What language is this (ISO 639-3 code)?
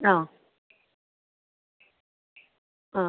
mal